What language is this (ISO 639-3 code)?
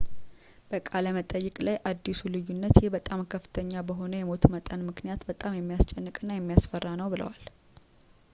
amh